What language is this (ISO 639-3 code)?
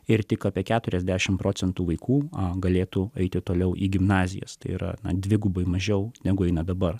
lit